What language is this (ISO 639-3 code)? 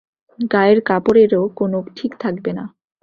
ben